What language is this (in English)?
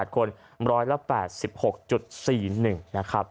Thai